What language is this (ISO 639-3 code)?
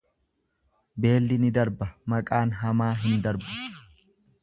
orm